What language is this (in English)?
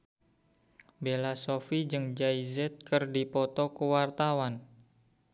Sundanese